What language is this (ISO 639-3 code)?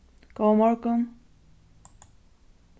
fao